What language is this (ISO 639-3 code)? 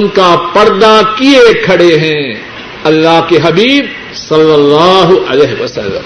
urd